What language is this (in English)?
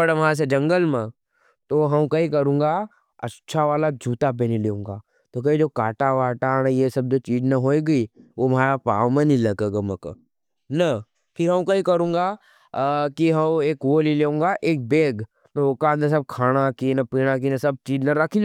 Nimadi